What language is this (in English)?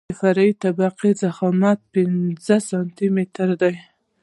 Pashto